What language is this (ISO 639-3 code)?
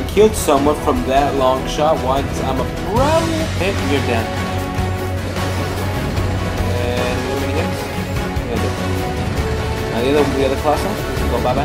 eng